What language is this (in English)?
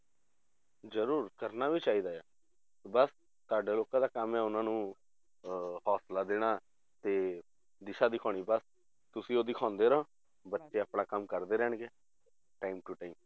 Punjabi